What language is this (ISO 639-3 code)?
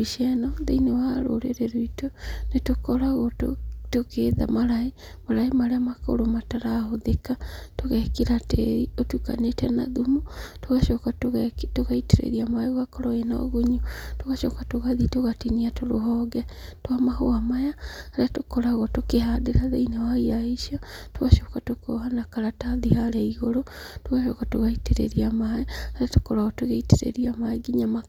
kik